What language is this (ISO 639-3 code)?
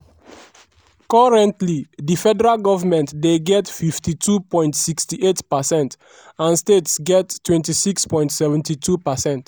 pcm